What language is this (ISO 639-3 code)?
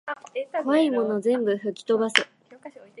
jpn